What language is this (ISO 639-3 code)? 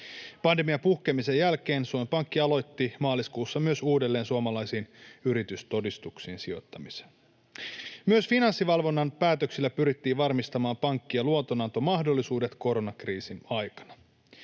fin